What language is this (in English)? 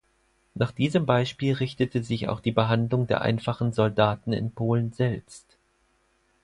German